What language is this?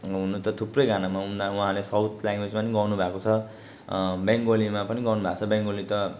Nepali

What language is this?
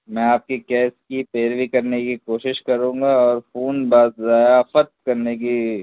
Urdu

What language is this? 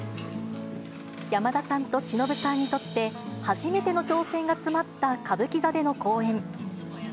Japanese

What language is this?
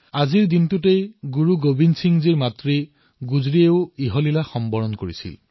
Assamese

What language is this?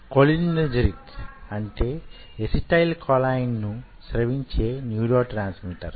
Telugu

